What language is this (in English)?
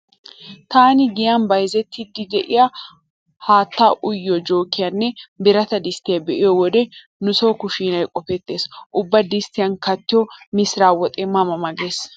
Wolaytta